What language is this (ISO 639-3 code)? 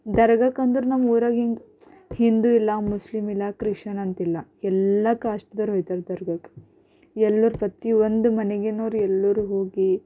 kan